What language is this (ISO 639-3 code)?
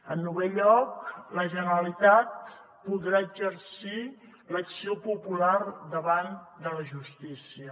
cat